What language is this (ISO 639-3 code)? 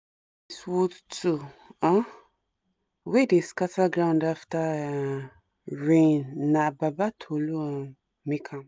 pcm